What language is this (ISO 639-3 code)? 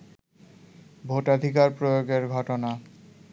ben